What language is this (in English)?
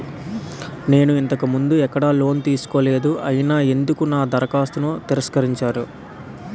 Telugu